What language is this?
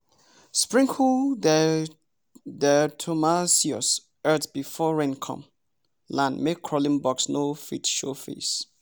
Nigerian Pidgin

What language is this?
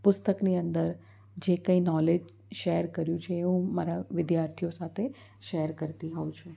Gujarati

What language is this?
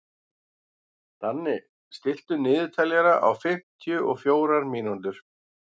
Icelandic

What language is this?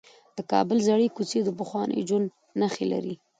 Pashto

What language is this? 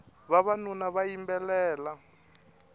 Tsonga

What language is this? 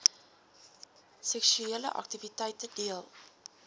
Afrikaans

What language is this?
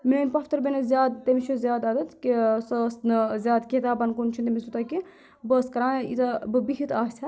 Kashmiri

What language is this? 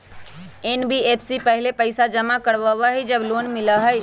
Magahi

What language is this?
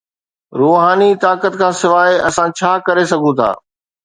Sindhi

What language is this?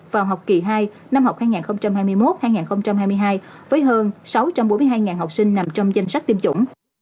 Vietnamese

